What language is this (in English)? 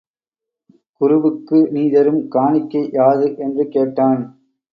Tamil